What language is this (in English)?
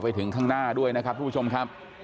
Thai